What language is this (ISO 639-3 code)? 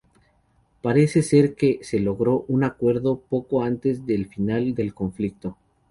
spa